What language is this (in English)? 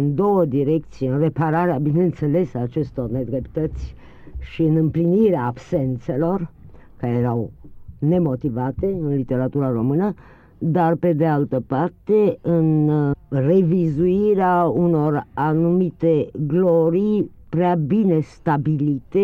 Romanian